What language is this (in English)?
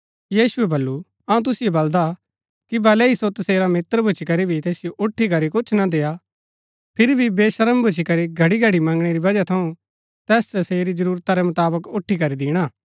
Gaddi